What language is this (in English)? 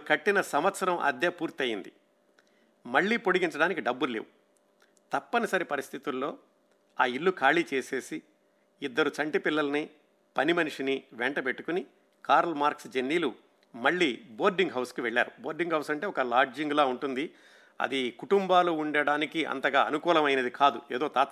Telugu